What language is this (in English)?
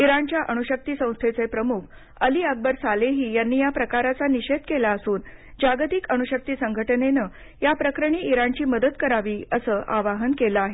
Marathi